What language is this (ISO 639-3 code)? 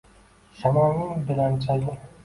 uzb